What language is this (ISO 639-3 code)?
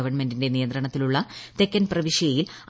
mal